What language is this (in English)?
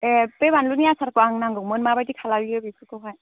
Bodo